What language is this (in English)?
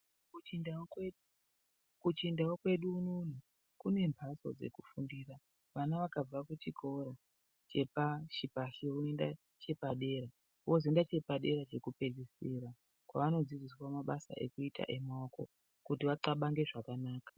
Ndau